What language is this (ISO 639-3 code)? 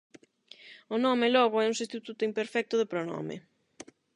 glg